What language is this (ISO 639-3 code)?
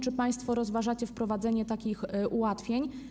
pol